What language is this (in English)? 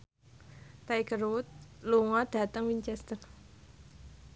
Javanese